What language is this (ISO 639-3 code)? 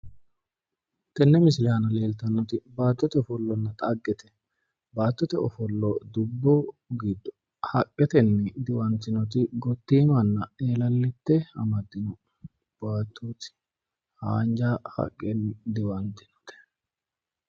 sid